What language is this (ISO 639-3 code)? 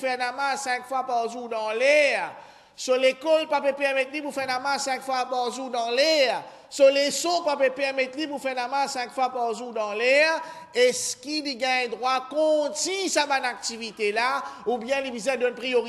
fra